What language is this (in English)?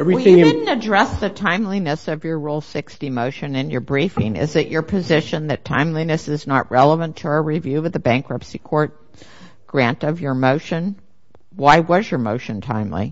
English